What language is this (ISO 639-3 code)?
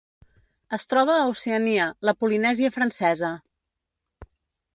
cat